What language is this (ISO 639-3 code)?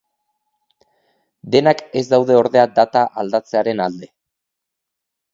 eus